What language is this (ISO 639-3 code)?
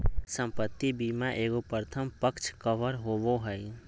mag